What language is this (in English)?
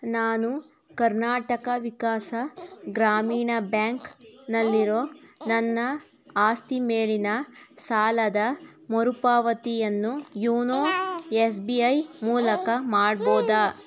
Kannada